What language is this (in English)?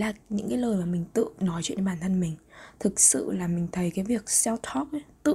Vietnamese